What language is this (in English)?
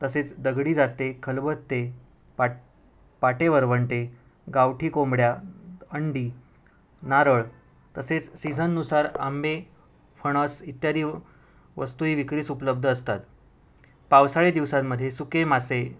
Marathi